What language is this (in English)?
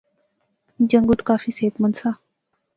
Pahari-Potwari